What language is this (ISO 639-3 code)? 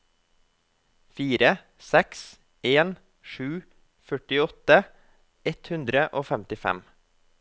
nor